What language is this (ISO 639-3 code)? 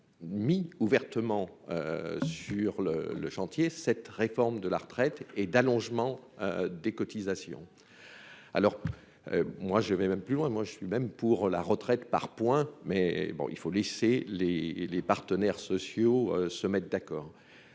fra